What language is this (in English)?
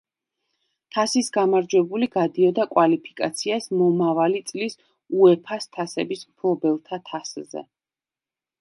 Georgian